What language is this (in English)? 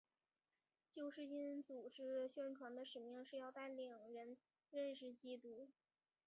Chinese